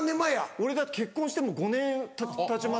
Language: Japanese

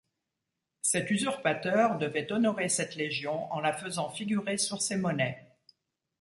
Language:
French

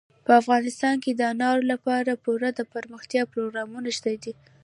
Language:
Pashto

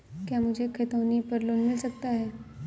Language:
Hindi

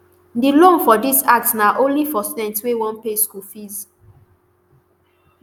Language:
Nigerian Pidgin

